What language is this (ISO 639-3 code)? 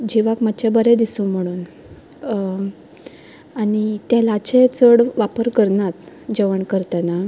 kok